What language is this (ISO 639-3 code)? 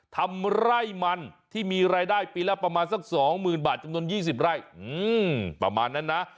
tha